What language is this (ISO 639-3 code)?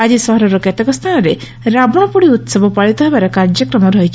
ori